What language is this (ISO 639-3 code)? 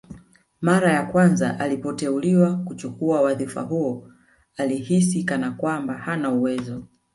swa